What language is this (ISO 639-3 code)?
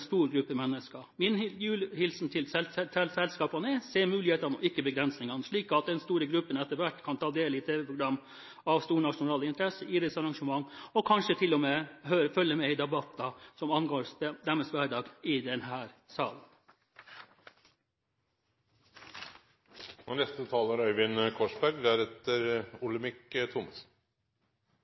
nob